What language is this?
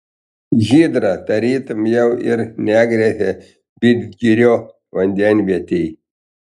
Lithuanian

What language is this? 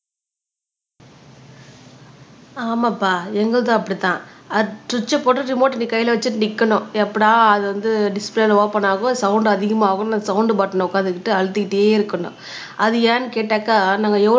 Tamil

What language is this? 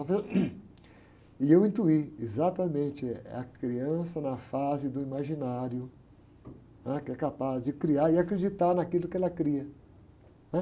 Portuguese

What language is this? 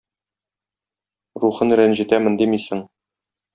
Tatar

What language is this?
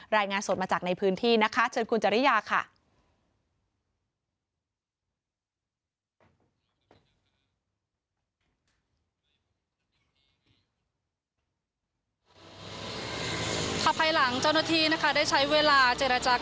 Thai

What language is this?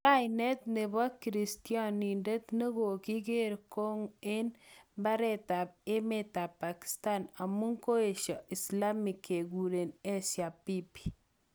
Kalenjin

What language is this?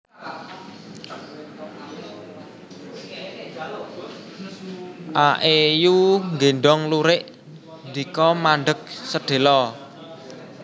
Javanese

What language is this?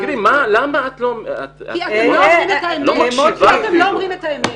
Hebrew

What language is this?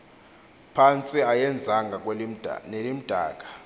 Xhosa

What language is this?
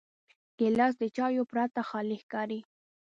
Pashto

